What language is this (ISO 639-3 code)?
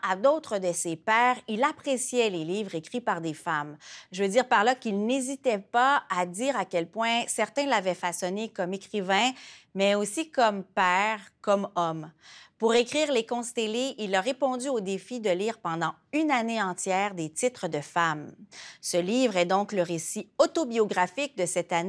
fra